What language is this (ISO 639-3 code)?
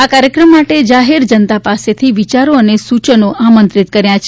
guj